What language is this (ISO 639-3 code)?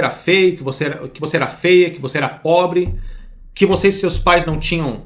por